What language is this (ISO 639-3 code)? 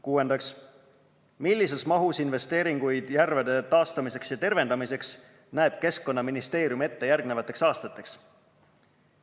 est